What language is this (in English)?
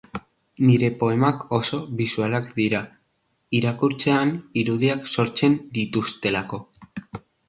Basque